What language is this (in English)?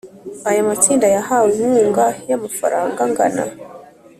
Kinyarwanda